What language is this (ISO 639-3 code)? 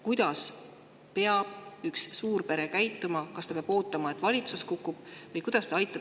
est